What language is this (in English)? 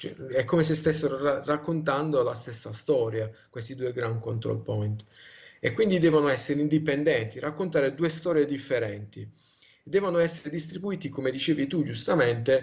Italian